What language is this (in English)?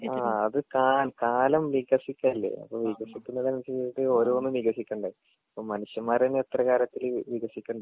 Malayalam